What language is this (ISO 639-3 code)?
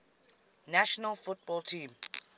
eng